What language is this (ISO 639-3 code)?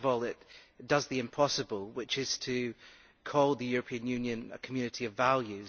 eng